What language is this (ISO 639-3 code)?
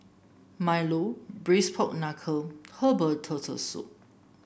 eng